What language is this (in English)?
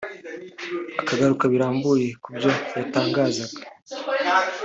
Kinyarwanda